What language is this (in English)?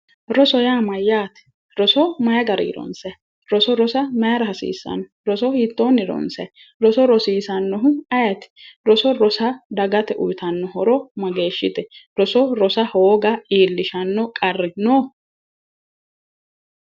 Sidamo